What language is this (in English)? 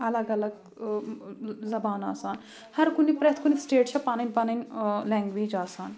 Kashmiri